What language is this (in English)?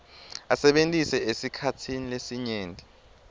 Swati